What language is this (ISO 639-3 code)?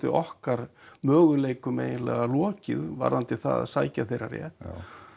isl